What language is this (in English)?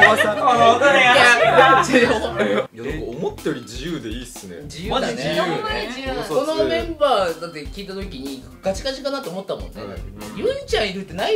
Japanese